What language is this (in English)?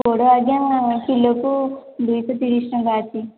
Odia